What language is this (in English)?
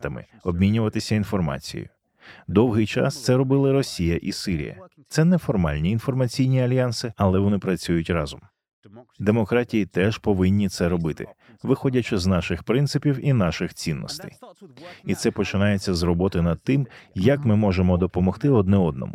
Ukrainian